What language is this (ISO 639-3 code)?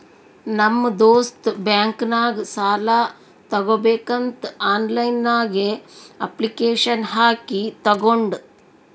kan